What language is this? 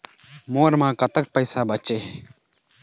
Chhattisgarhi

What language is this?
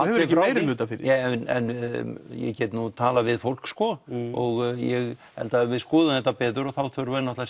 Icelandic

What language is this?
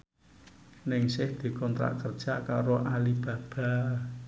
Javanese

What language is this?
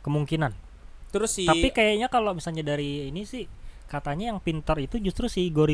Indonesian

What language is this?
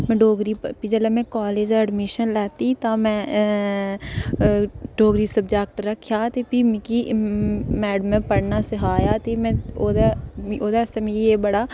Dogri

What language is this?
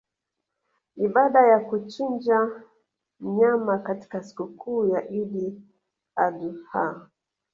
Swahili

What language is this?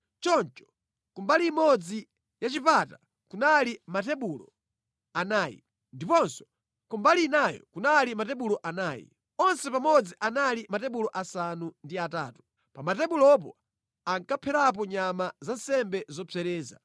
Nyanja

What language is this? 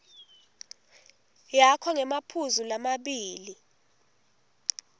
Swati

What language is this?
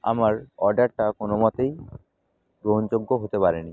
Bangla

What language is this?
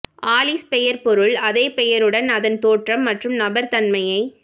Tamil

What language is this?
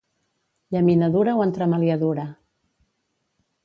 Catalan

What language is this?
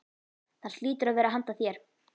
Icelandic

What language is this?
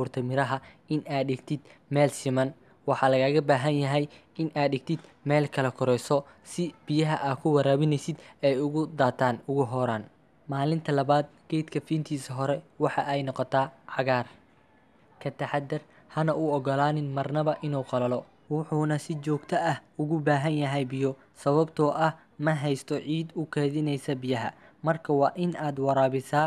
Arabic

